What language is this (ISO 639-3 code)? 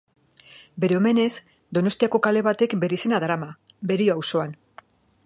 eus